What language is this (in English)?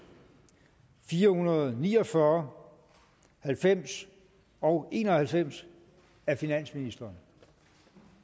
Danish